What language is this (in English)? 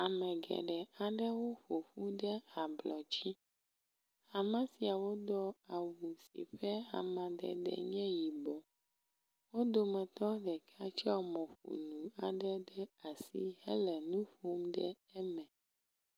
Ewe